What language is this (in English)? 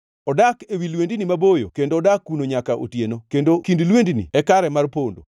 Luo (Kenya and Tanzania)